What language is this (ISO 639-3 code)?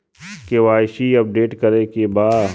bho